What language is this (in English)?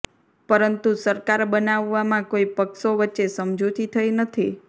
Gujarati